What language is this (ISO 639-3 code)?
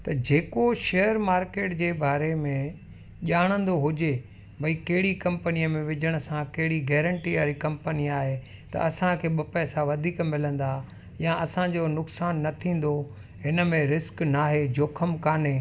snd